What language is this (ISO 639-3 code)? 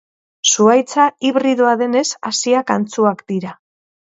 eus